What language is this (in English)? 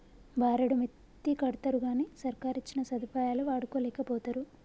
Telugu